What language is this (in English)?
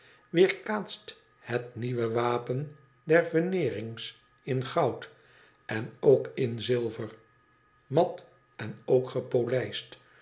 Dutch